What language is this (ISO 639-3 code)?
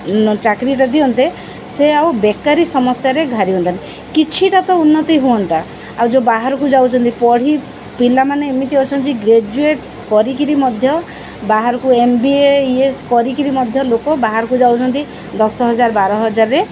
ori